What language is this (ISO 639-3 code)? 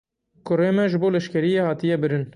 kur